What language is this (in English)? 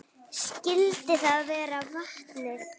Icelandic